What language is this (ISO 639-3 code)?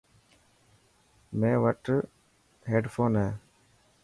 mki